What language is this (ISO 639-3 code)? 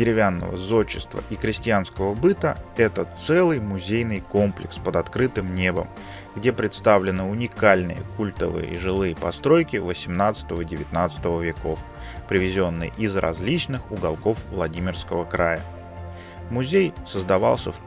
rus